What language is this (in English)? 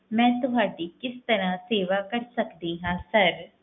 Punjabi